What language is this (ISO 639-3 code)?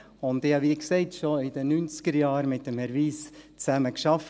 gsw